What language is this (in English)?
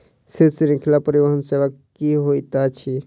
Maithili